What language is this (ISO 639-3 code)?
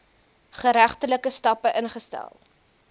afr